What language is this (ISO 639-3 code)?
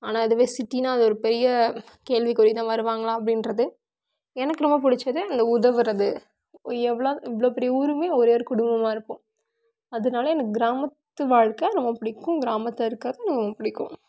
tam